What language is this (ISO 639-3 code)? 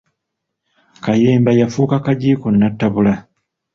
lug